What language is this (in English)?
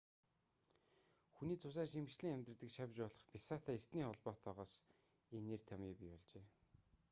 Mongolian